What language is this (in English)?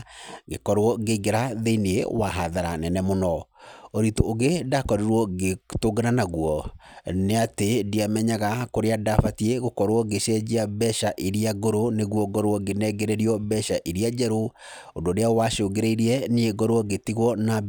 Kikuyu